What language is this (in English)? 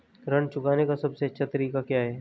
Hindi